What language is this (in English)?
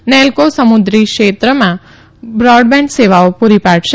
Gujarati